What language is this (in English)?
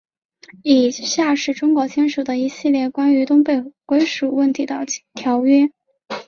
Chinese